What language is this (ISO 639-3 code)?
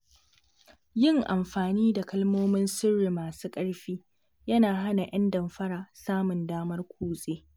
hau